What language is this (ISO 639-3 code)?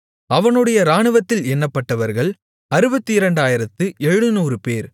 tam